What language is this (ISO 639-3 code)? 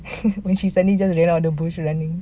eng